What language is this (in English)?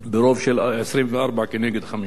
Hebrew